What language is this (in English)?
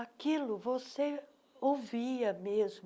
Portuguese